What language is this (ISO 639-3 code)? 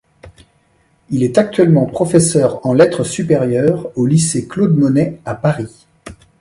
fra